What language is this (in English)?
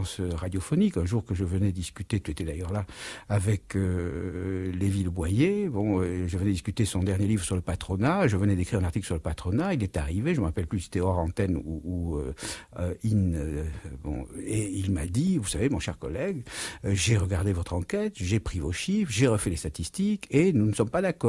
French